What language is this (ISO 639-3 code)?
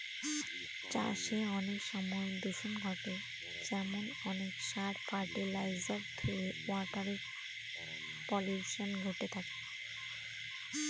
ben